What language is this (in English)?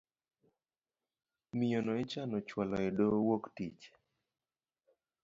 Luo (Kenya and Tanzania)